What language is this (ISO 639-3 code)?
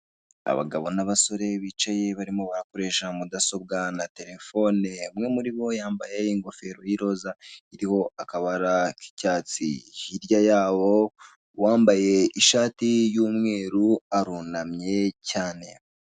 kin